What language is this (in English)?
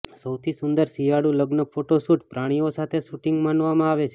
Gujarati